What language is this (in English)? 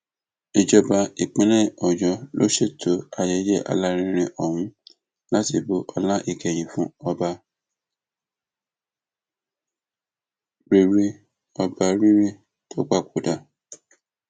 Yoruba